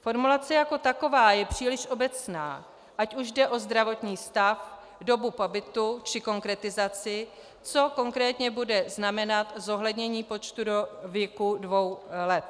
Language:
Czech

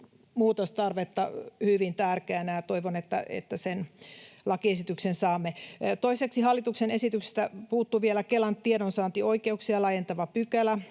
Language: Finnish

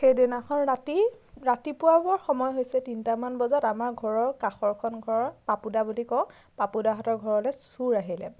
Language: Assamese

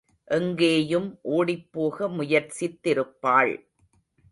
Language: Tamil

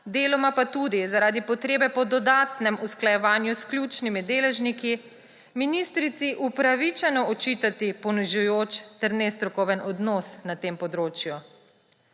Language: Slovenian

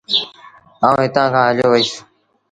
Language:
Sindhi Bhil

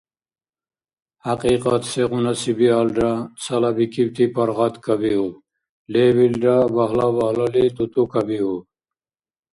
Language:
Dargwa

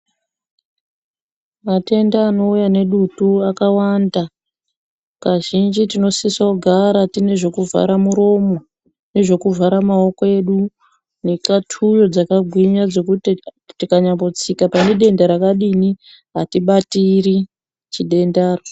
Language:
Ndau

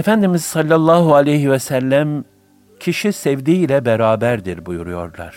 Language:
Turkish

